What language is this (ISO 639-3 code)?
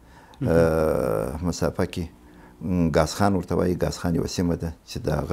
ara